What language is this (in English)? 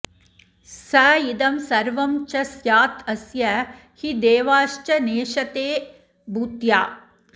Sanskrit